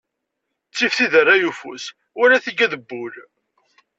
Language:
Kabyle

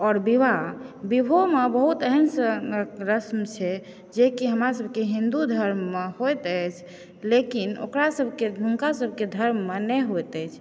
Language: Maithili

